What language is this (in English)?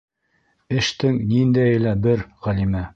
Bashkir